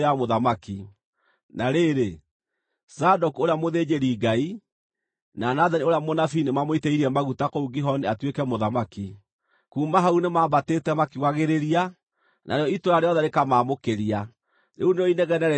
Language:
Kikuyu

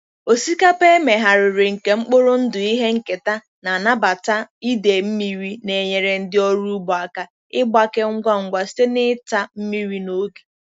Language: Igbo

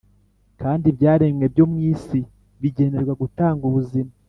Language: Kinyarwanda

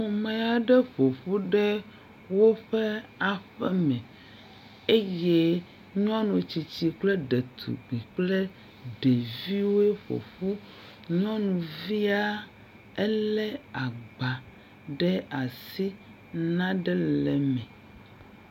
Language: Ewe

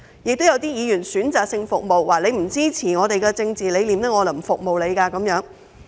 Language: Cantonese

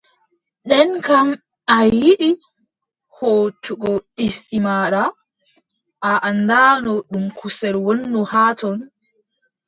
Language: Adamawa Fulfulde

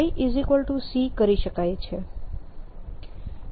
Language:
Gujarati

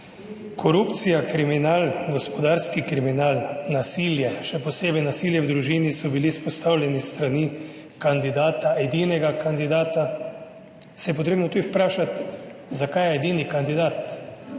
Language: Slovenian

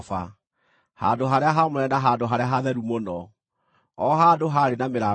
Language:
Kikuyu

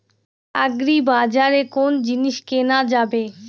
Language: Bangla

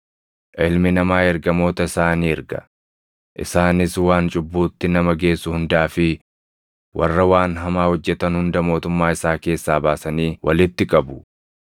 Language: Oromo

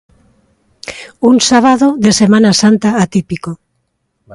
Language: Galician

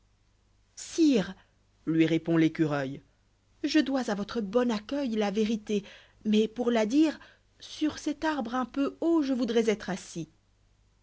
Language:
French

